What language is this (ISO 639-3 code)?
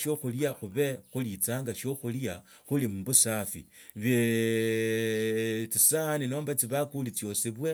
lto